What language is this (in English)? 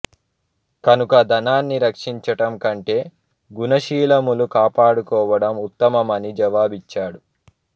Telugu